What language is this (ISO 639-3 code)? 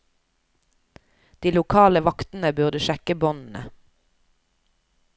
nor